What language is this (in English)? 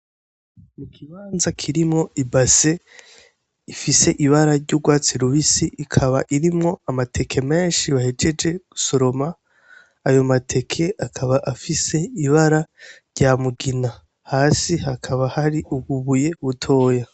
Rundi